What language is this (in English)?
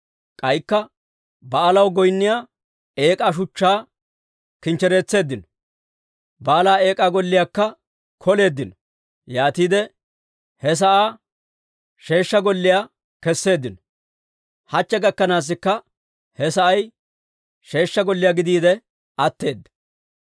Dawro